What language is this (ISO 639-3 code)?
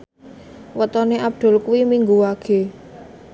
jav